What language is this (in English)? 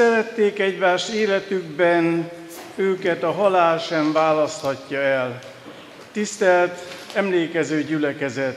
Hungarian